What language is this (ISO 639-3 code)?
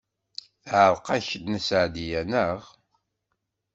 kab